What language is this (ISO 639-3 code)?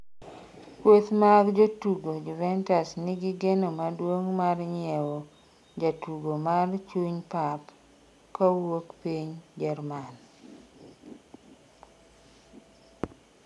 luo